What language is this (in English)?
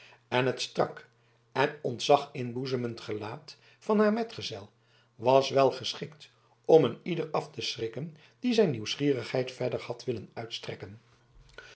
Dutch